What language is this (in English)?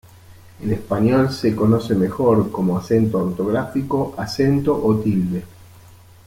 Spanish